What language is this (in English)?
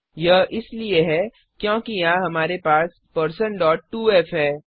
Hindi